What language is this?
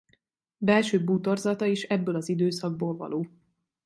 Hungarian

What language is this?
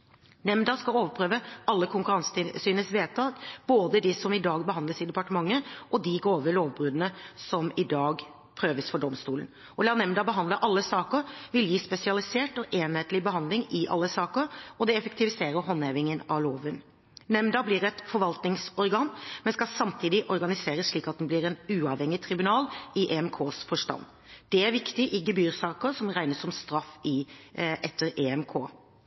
Norwegian Bokmål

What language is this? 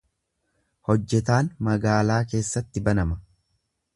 Oromo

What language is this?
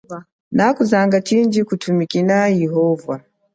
Chokwe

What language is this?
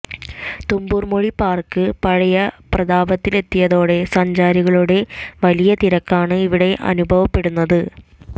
Malayalam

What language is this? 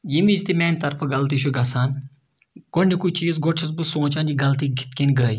Kashmiri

